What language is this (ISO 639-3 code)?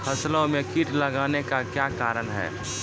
mai